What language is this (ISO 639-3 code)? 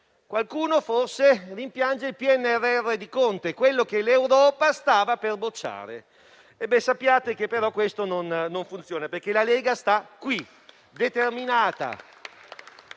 ita